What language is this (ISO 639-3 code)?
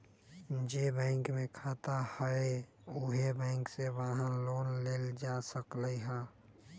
mag